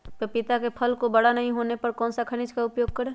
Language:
Magahi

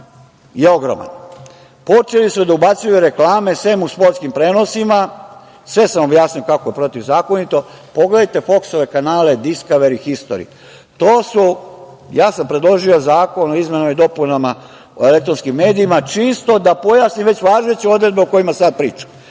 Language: Serbian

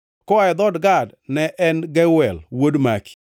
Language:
Luo (Kenya and Tanzania)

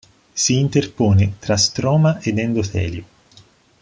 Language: Italian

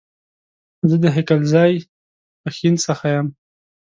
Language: Pashto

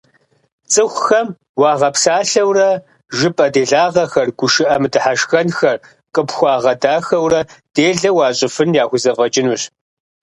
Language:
Kabardian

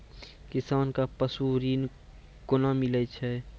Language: Maithili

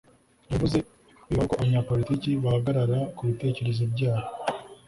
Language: Kinyarwanda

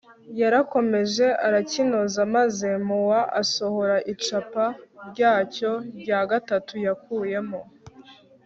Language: Kinyarwanda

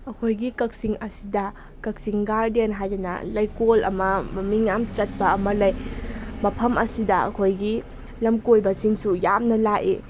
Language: Manipuri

